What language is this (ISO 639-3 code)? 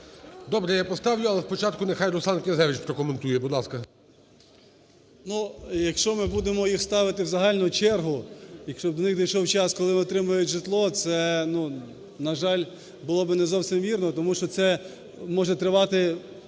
ukr